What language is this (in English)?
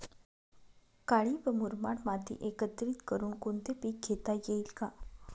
Marathi